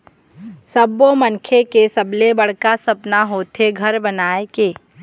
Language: Chhattisgarhi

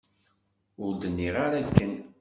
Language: Kabyle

